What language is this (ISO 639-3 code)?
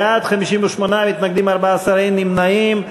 heb